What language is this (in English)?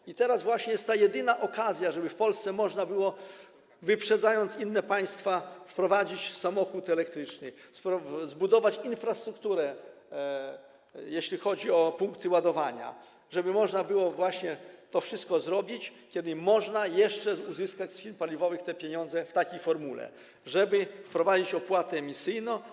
Polish